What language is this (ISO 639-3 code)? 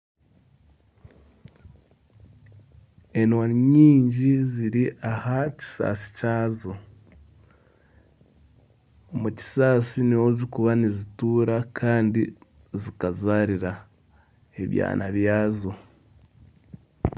nyn